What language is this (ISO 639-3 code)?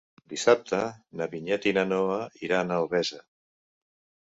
cat